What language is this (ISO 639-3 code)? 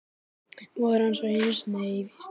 isl